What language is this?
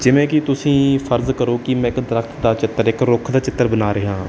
Punjabi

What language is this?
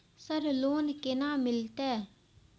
Maithili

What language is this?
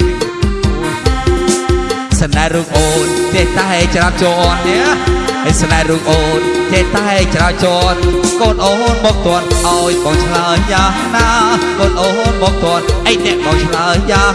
Vietnamese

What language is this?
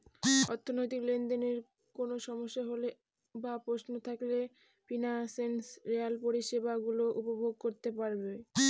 Bangla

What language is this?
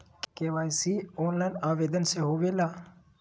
Magahi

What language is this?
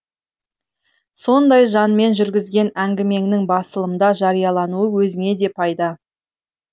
Kazakh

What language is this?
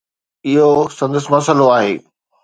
Sindhi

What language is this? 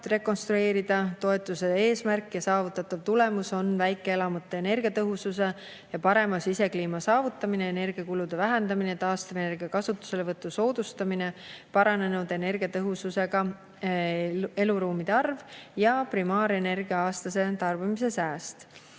Estonian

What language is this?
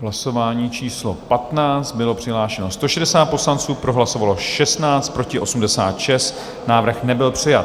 Czech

